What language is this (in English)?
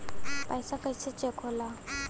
Bhojpuri